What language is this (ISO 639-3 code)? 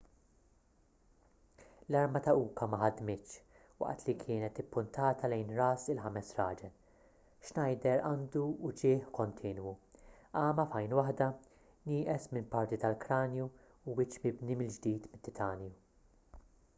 mlt